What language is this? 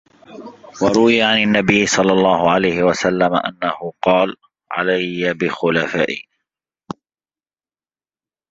Arabic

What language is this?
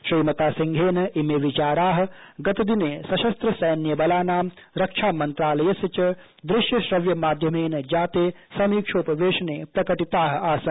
Sanskrit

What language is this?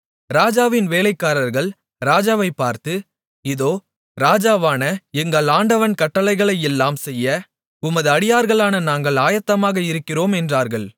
Tamil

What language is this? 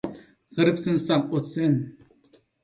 Uyghur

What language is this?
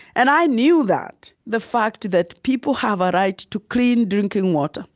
English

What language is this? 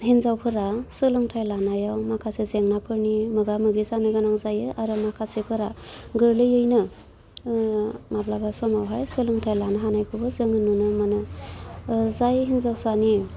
Bodo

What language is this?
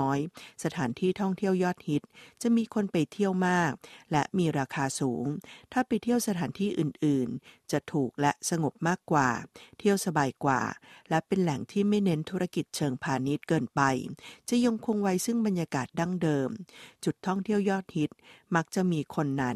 Thai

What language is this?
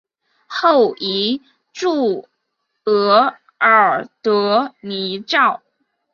Chinese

